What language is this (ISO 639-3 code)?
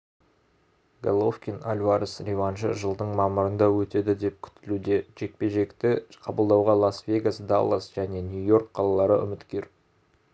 kaz